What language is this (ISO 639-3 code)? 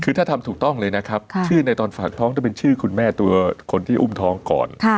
tha